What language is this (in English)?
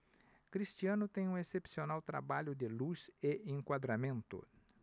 Portuguese